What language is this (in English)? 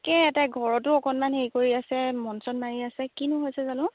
Assamese